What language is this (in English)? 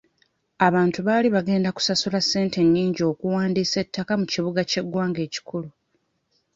Ganda